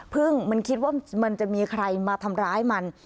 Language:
Thai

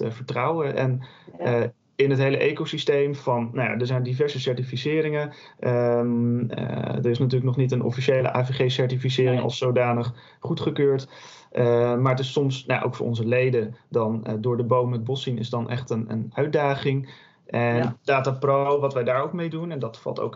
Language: Dutch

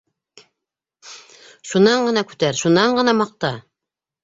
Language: Bashkir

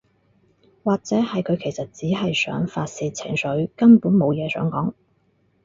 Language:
Cantonese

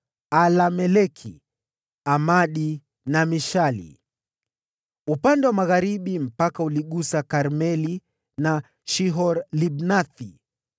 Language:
Swahili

